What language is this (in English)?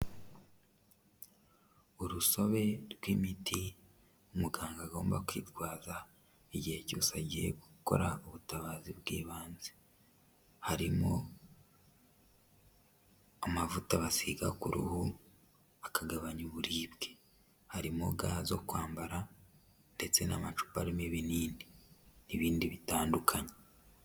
Kinyarwanda